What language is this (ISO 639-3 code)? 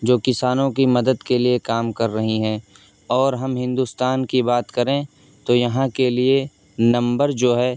urd